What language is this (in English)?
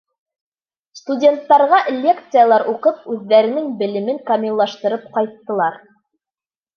Bashkir